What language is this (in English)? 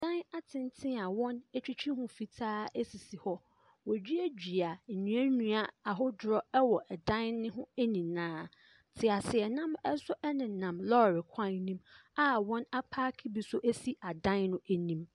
Akan